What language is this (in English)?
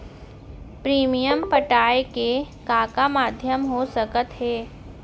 Chhattisgarhi